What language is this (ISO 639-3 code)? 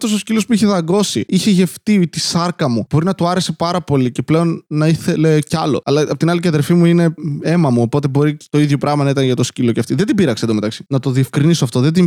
ell